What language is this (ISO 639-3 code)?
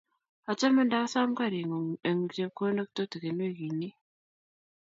kln